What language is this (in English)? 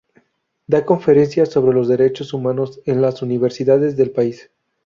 Spanish